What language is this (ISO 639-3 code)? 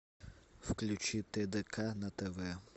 rus